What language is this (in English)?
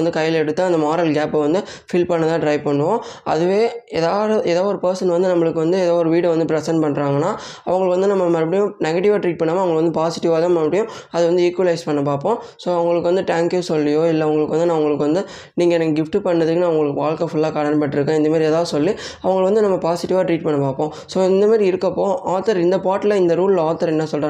Tamil